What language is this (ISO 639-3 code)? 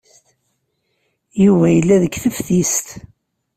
kab